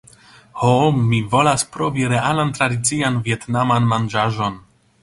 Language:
Esperanto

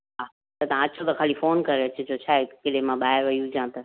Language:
Sindhi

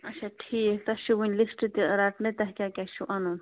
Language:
Kashmiri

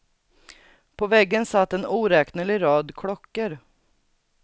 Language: Swedish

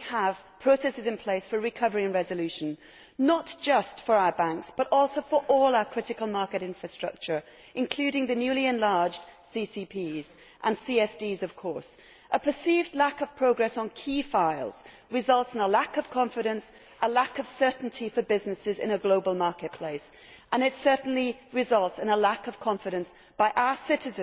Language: English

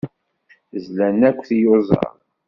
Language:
Kabyle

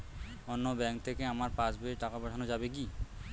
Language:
Bangla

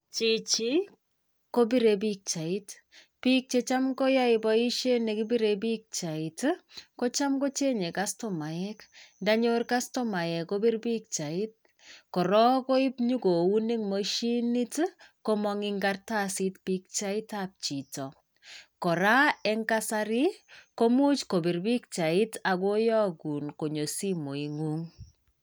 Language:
Kalenjin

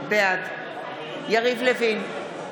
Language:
Hebrew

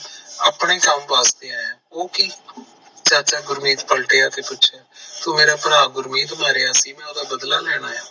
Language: Punjabi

